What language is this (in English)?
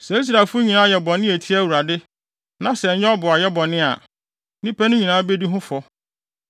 Akan